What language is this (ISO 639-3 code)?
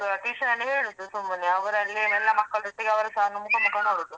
kan